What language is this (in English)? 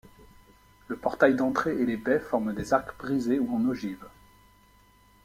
French